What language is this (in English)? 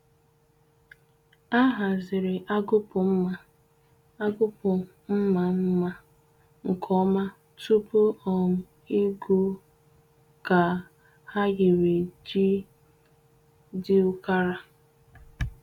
Igbo